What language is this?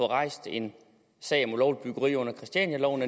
Danish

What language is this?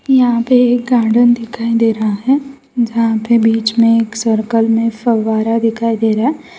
Hindi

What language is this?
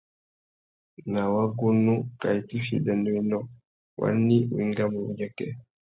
Tuki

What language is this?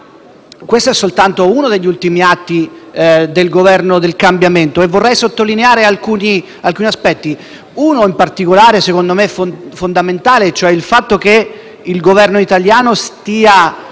Italian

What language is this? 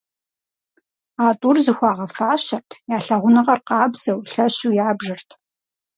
Kabardian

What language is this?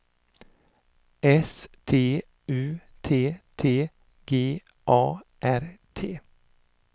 Swedish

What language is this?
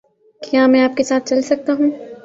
Urdu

